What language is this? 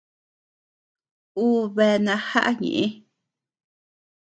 Tepeuxila Cuicatec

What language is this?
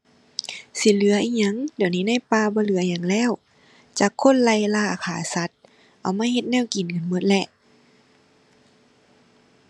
Thai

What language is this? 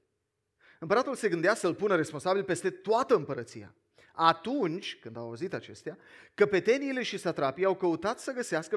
Romanian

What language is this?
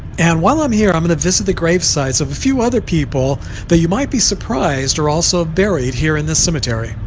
English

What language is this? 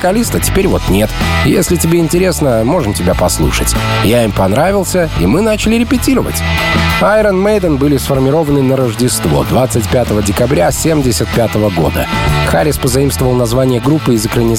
Russian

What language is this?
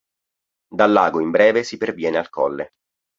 Italian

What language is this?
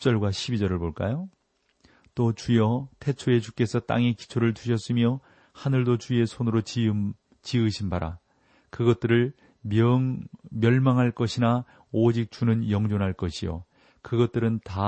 Korean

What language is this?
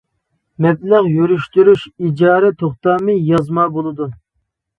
Uyghur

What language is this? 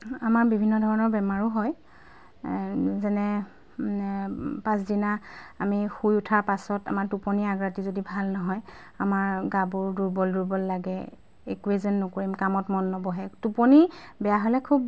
Assamese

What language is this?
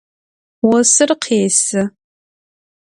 Adyghe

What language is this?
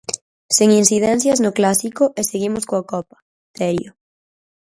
Galician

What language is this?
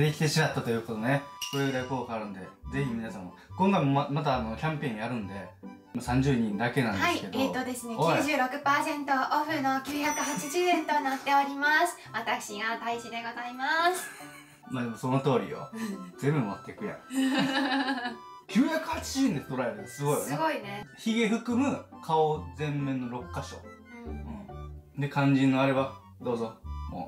Japanese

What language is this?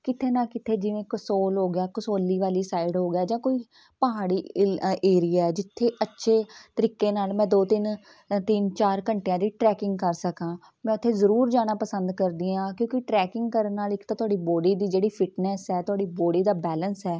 Punjabi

